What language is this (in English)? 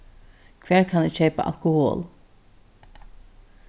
Faroese